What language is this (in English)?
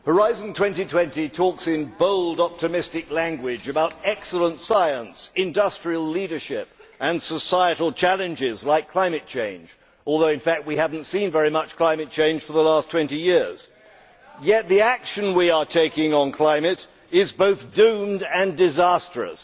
English